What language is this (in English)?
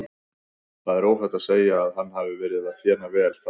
Icelandic